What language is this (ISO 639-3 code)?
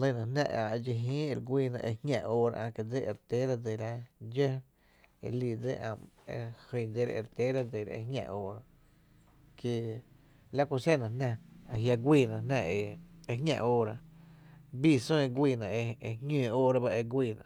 cte